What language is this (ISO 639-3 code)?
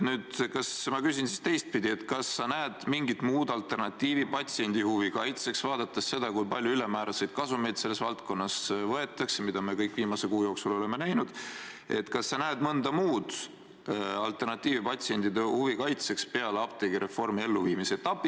est